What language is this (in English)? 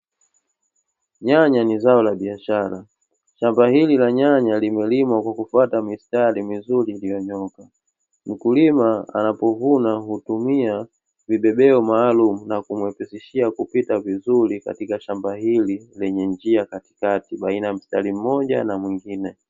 Swahili